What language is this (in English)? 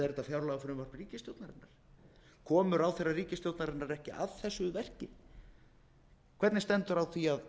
Icelandic